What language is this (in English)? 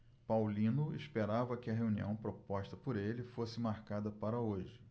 Portuguese